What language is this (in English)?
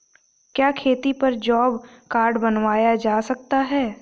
Hindi